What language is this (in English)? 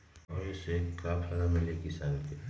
Magahi